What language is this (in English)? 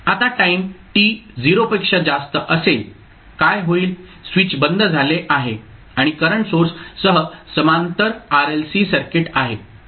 Marathi